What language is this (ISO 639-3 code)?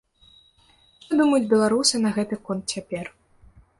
bel